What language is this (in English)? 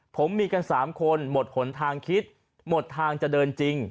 Thai